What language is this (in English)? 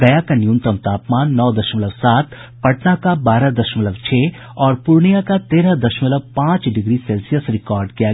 Hindi